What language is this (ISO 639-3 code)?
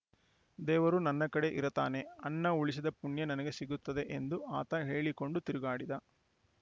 kan